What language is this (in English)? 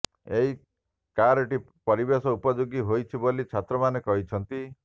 Odia